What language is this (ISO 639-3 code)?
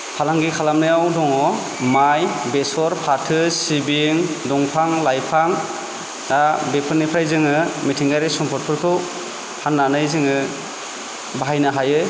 brx